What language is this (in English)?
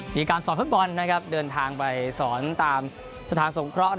Thai